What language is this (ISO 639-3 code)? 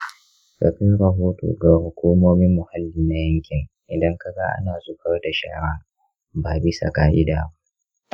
hau